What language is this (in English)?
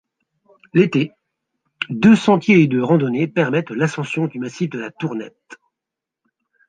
French